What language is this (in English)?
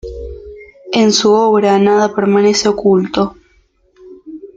Spanish